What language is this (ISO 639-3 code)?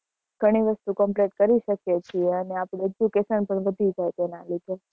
guj